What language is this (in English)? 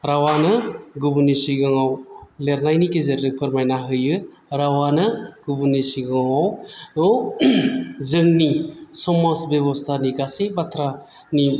Bodo